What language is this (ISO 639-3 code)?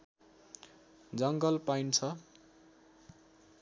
nep